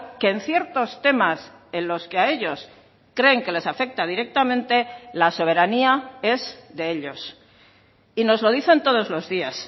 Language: Spanish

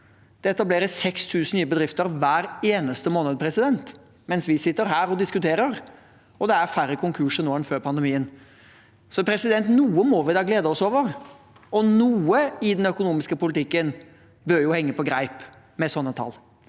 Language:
Norwegian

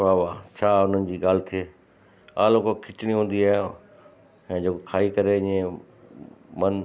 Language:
Sindhi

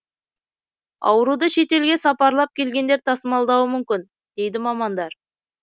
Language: Kazakh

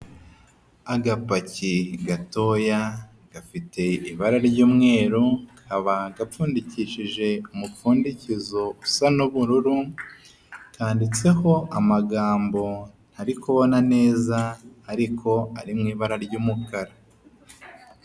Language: Kinyarwanda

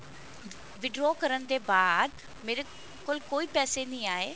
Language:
Punjabi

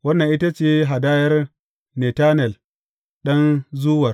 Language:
Hausa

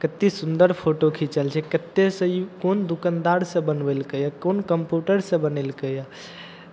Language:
Maithili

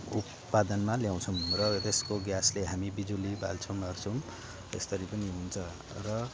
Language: Nepali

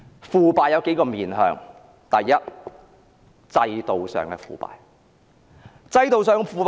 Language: Cantonese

